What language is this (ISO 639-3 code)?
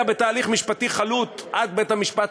heb